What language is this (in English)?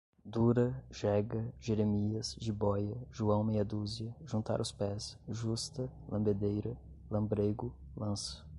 Portuguese